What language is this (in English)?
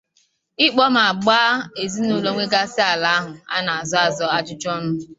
Igbo